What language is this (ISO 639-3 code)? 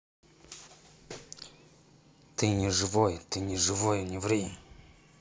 rus